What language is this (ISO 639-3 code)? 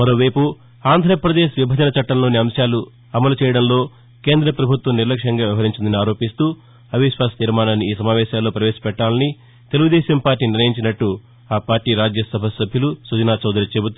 tel